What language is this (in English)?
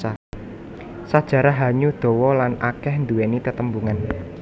Javanese